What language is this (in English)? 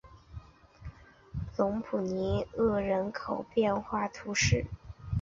Chinese